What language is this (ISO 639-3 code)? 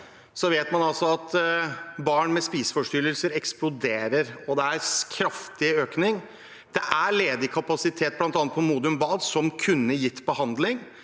nor